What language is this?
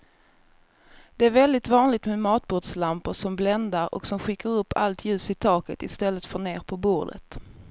Swedish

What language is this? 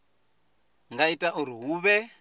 Venda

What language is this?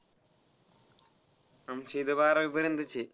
Marathi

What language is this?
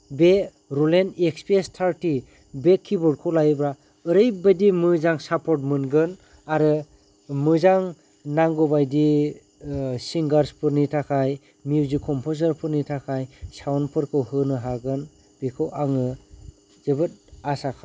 Bodo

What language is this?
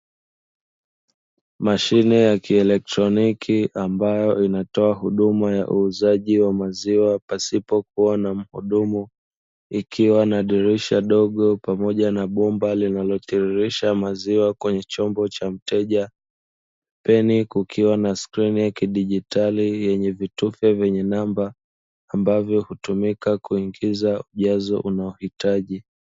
Swahili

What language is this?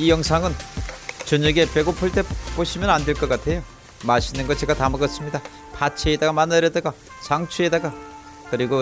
Korean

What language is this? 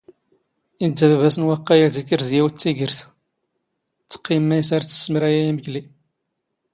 Standard Moroccan Tamazight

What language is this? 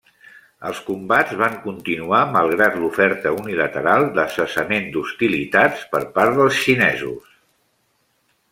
Catalan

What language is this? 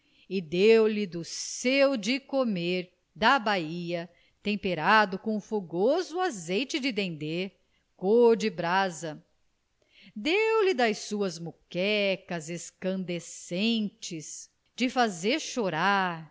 Portuguese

